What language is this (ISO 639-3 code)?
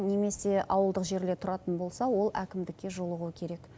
kaz